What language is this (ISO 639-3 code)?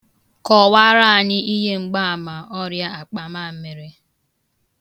ibo